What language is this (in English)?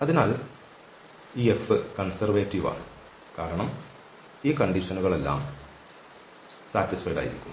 Malayalam